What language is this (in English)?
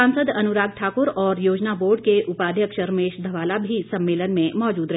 Hindi